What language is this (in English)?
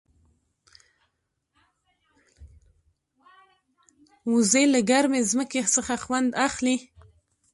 Pashto